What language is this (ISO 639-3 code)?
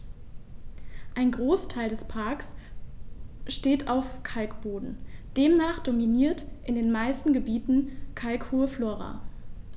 deu